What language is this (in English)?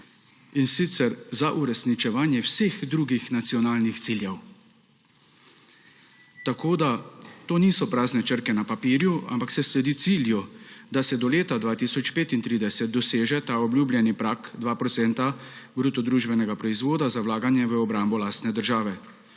Slovenian